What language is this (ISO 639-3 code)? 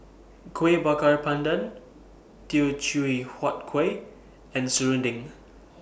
eng